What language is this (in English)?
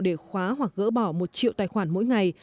Vietnamese